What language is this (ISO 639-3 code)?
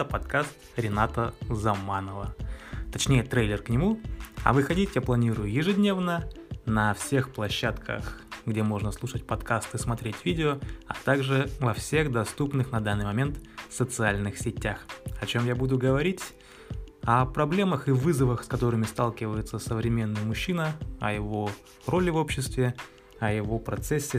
rus